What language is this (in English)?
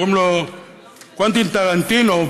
Hebrew